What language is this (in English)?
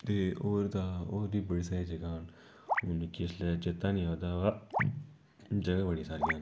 Dogri